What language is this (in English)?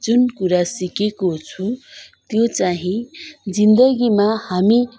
Nepali